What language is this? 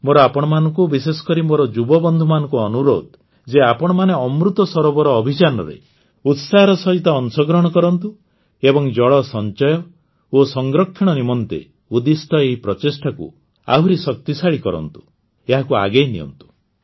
Odia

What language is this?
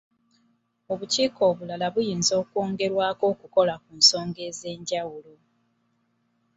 Ganda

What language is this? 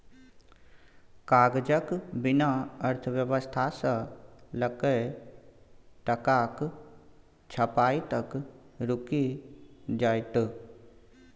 Maithili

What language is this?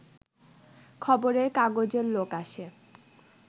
Bangla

